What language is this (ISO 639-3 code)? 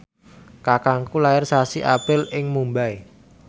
jav